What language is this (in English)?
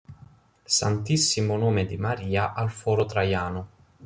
Italian